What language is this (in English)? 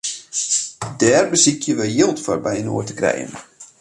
Western Frisian